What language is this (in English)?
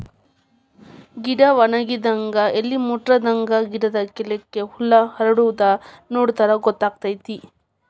Kannada